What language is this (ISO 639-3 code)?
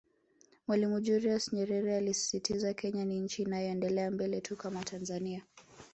swa